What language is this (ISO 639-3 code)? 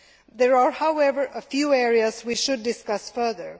eng